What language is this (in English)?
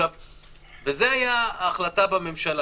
Hebrew